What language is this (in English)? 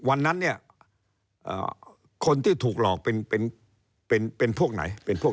Thai